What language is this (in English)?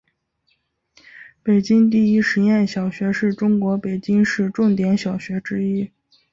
Chinese